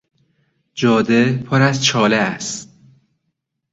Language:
Persian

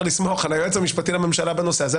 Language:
Hebrew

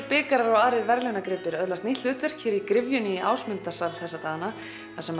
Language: Icelandic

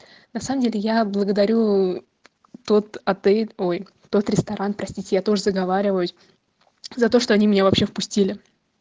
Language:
Russian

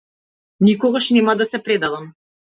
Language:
Macedonian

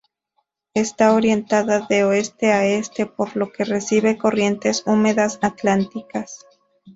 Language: Spanish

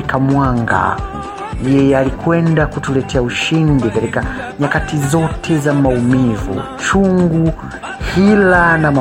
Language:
Swahili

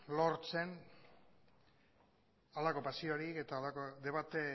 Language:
Basque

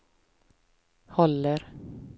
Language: Swedish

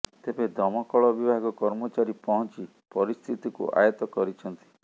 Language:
Odia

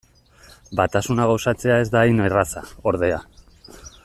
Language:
Basque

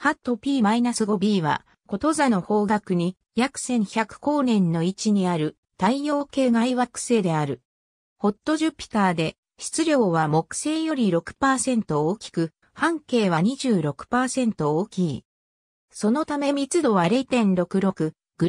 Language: Japanese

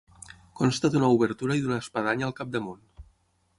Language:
Catalan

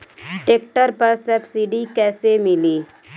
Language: Bhojpuri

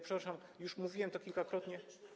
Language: Polish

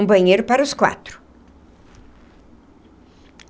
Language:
Portuguese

